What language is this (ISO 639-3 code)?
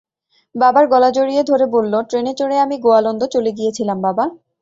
ben